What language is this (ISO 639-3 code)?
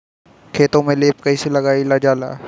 bho